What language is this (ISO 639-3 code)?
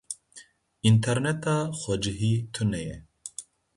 kur